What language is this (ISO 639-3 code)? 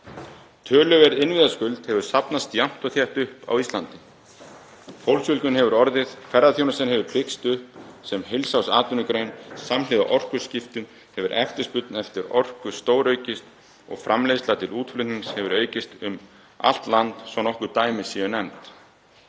isl